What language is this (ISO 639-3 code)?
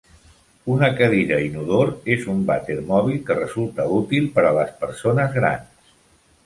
cat